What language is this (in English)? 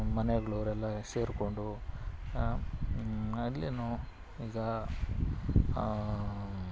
Kannada